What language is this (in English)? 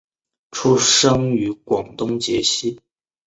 Chinese